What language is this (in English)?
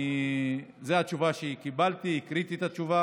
Hebrew